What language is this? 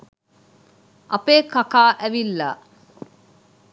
Sinhala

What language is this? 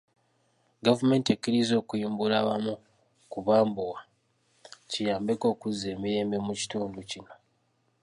Ganda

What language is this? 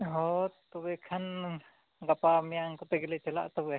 Santali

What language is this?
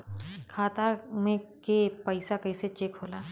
Bhojpuri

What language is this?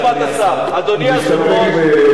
Hebrew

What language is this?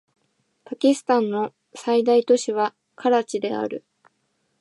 Japanese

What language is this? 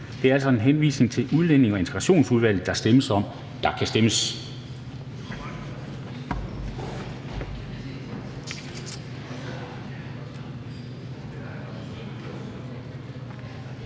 Danish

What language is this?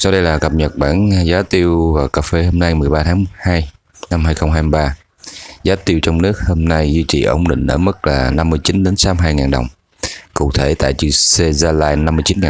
Vietnamese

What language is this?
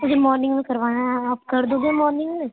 Urdu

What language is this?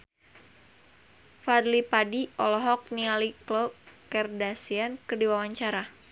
Sundanese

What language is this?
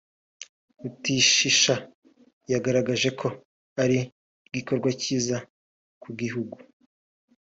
Kinyarwanda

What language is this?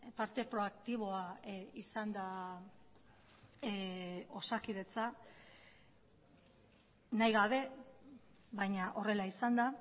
Basque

